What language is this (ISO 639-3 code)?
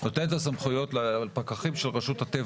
heb